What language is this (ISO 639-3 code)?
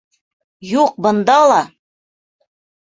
bak